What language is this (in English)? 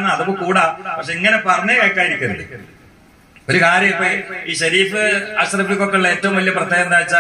Arabic